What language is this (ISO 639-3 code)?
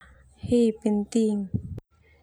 twu